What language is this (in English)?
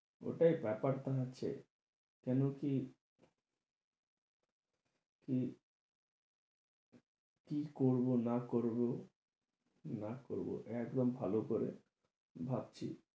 Bangla